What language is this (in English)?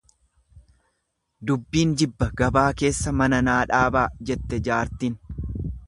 Oromo